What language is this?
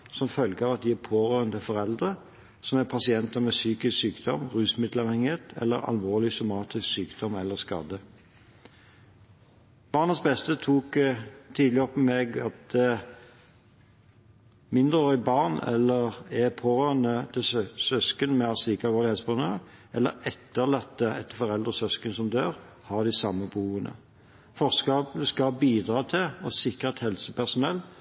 Norwegian Bokmål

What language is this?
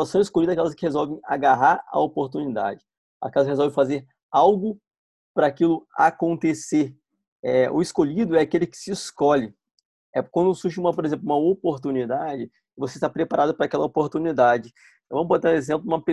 Portuguese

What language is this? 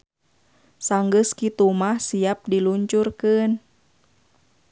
Sundanese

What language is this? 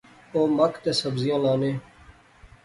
Pahari-Potwari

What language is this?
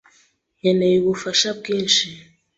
Kinyarwanda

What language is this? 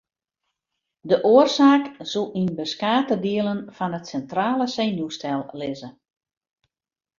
Western Frisian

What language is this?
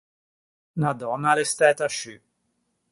Ligurian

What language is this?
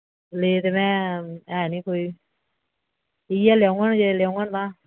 Dogri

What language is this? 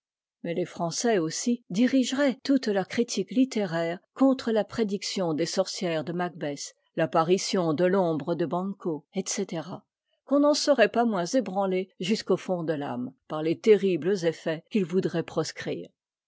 French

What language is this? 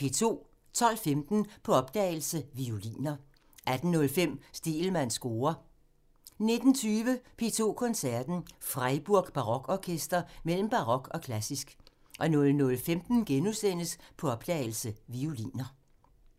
Danish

